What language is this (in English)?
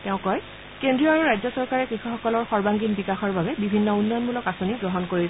Assamese